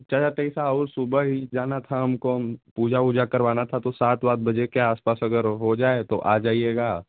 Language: Hindi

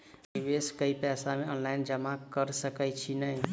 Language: Maithili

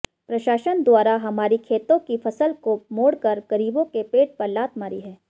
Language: Hindi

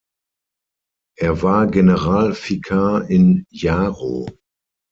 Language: German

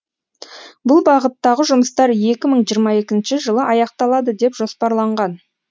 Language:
Kazakh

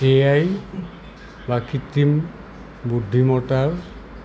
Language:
Assamese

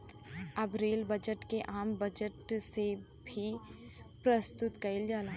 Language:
Bhojpuri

